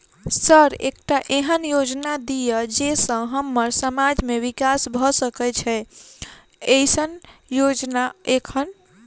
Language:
Maithili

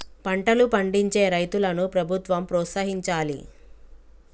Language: Telugu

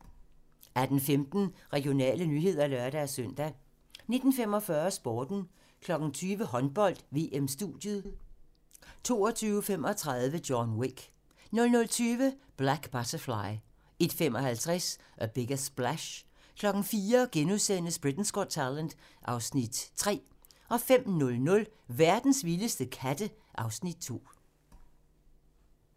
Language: Danish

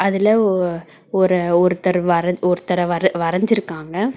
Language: Tamil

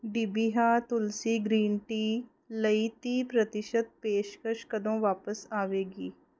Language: Punjabi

